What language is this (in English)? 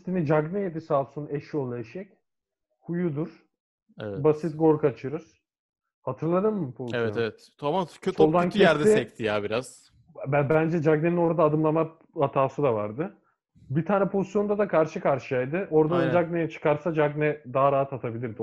Turkish